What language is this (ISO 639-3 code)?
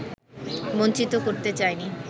ben